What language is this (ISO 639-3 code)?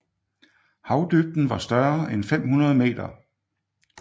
dan